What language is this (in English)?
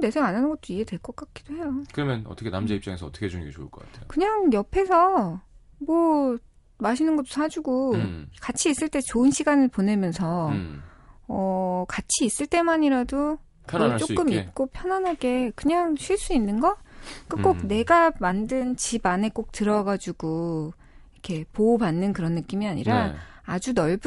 Korean